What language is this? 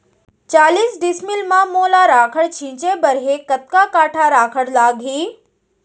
Chhattisgarhi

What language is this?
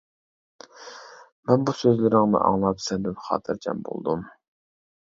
Uyghur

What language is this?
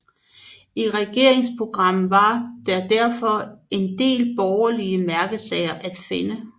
Danish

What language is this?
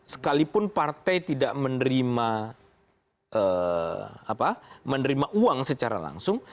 Indonesian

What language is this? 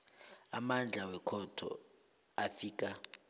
South Ndebele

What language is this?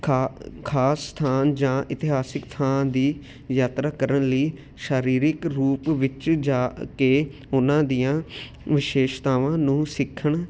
Punjabi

